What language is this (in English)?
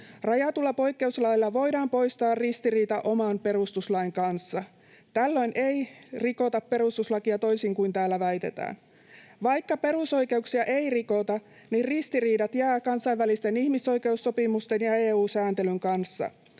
Finnish